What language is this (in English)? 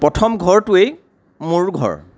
Assamese